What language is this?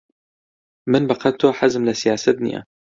Central Kurdish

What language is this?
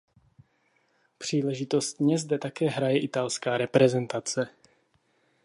Czech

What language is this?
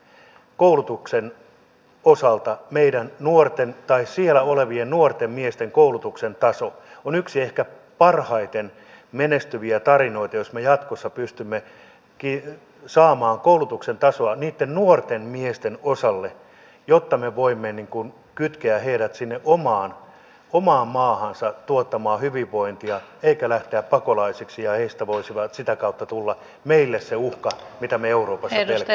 Finnish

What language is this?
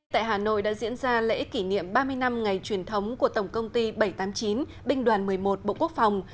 Vietnamese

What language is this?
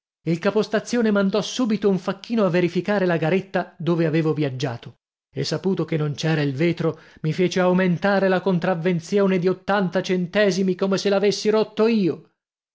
Italian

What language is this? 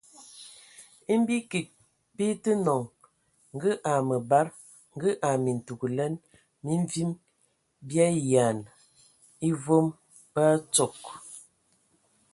Ewondo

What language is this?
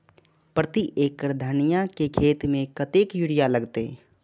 Maithili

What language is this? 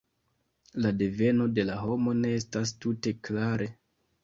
Esperanto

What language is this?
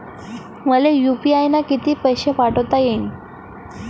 Marathi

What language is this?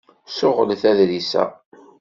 Kabyle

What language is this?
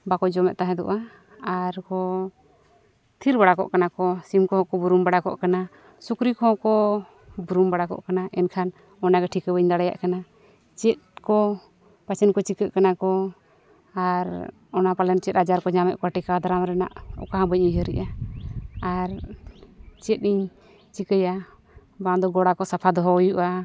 Santali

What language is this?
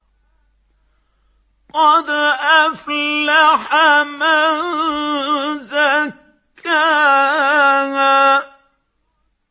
Arabic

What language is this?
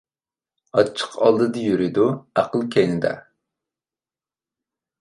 Uyghur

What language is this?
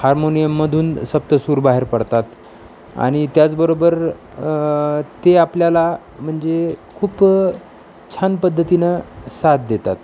Marathi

